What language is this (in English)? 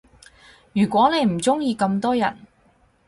Cantonese